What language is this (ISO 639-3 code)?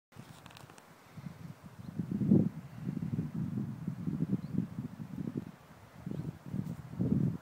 fra